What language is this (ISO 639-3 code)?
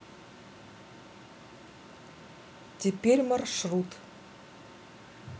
rus